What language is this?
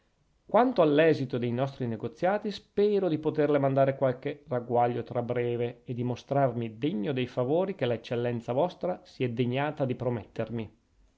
Italian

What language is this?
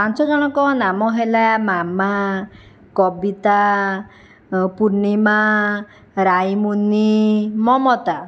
Odia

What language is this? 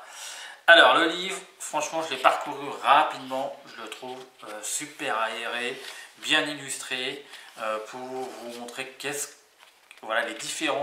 French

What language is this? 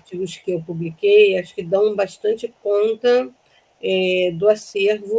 Portuguese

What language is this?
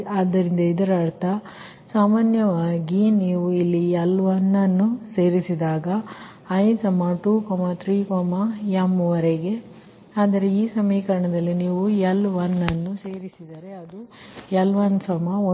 Kannada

